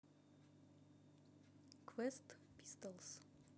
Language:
Russian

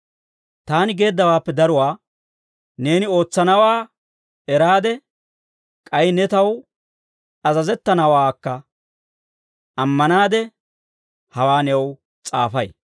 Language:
Dawro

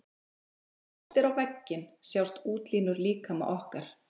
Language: Icelandic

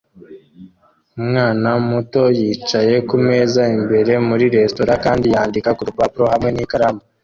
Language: Kinyarwanda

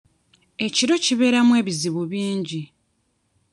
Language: Ganda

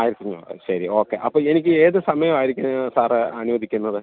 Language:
Malayalam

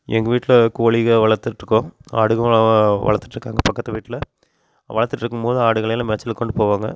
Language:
Tamil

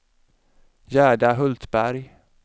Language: Swedish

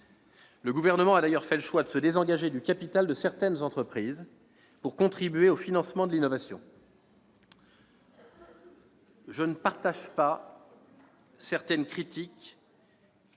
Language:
French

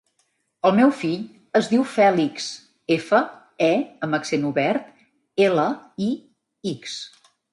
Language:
Catalan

